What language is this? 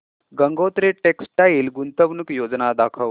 Marathi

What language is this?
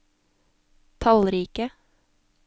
Norwegian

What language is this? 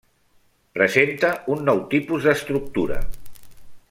Catalan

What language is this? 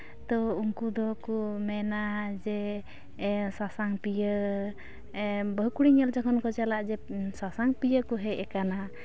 Santali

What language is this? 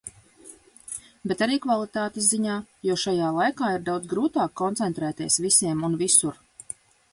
Latvian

